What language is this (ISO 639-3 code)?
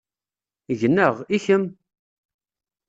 kab